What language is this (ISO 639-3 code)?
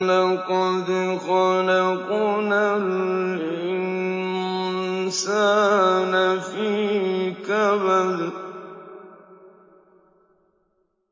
ara